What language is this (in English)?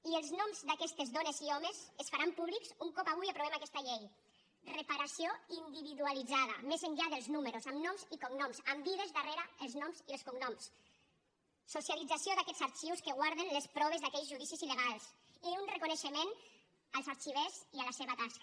Catalan